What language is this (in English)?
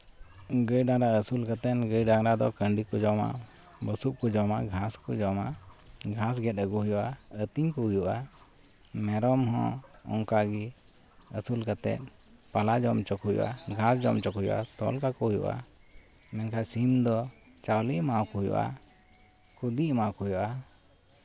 Santali